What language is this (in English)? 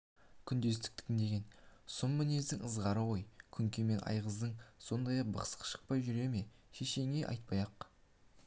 Kazakh